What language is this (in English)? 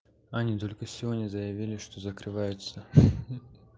Russian